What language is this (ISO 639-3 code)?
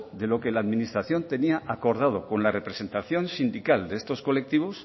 spa